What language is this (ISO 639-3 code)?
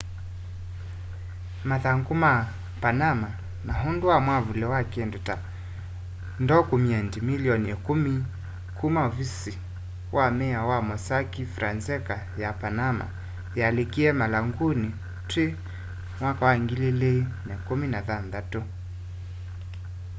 kam